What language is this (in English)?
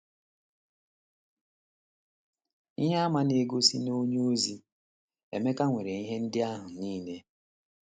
Igbo